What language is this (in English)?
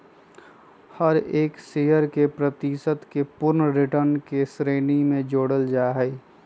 Magahi